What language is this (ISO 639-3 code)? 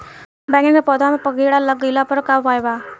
bho